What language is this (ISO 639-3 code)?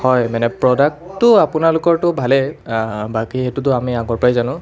asm